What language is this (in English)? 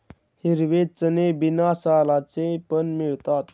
Marathi